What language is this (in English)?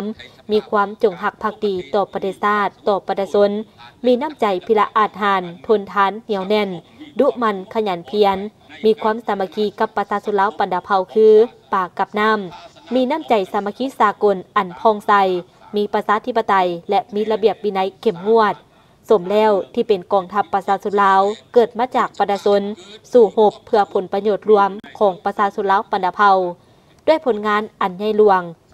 Thai